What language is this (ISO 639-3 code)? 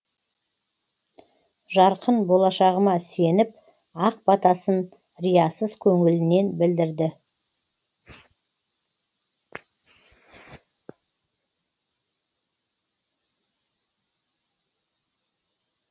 kaz